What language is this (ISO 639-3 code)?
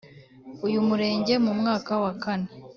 kin